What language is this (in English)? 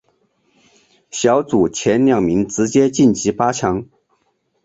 Chinese